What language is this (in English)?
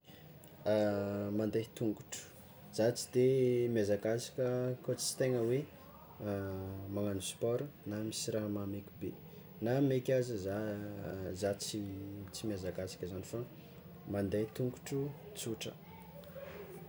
Tsimihety Malagasy